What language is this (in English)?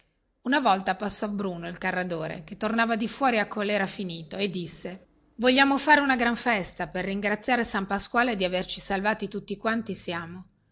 Italian